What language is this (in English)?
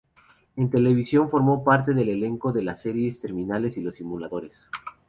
Spanish